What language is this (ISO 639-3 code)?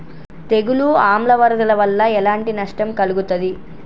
tel